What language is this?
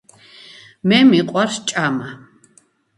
Georgian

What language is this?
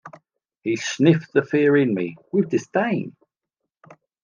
English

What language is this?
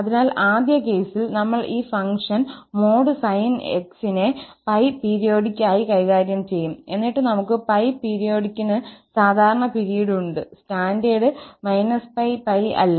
Malayalam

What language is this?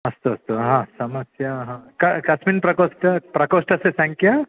Sanskrit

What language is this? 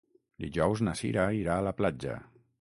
Catalan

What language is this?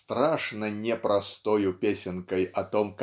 Russian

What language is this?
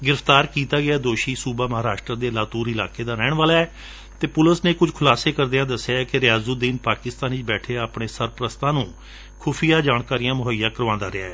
Punjabi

